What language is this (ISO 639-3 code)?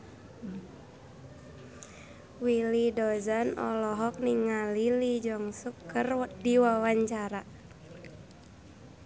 sun